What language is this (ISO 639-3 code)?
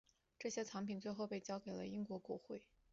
zho